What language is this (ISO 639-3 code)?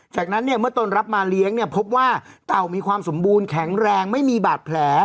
tha